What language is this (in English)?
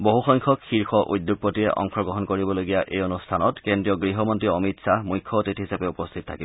Assamese